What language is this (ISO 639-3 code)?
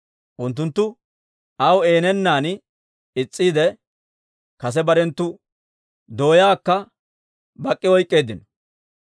dwr